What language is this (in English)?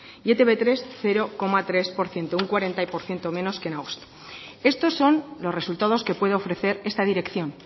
Spanish